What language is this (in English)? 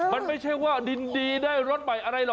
Thai